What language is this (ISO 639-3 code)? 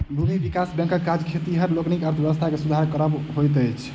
mai